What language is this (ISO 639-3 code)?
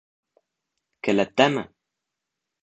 bak